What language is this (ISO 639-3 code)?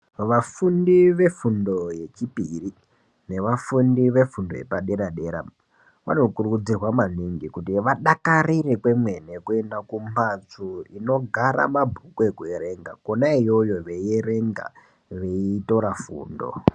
ndc